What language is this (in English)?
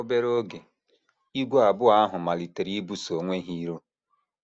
Igbo